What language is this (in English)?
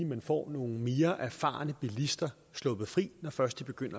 Danish